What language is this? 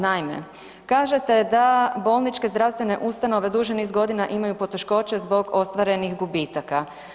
Croatian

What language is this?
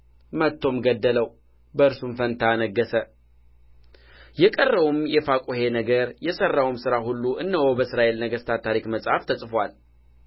Amharic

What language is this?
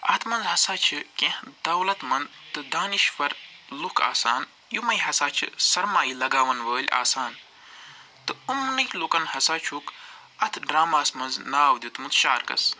Kashmiri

